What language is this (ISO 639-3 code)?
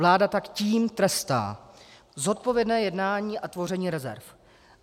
ces